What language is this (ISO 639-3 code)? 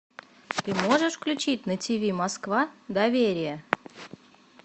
rus